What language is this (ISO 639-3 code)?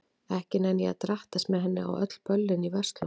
isl